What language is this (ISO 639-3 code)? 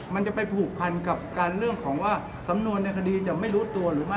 tha